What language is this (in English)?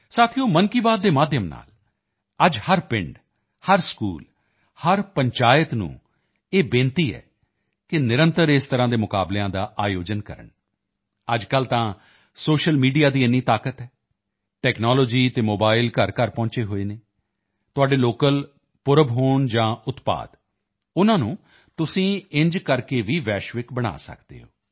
Punjabi